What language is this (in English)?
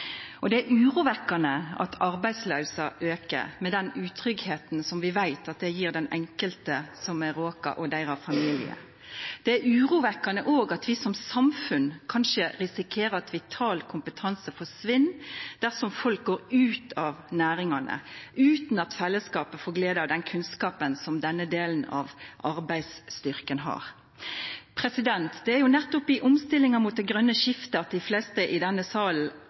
Norwegian Nynorsk